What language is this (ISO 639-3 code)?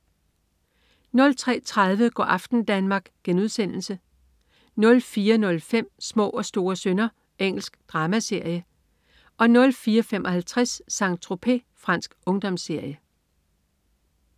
dan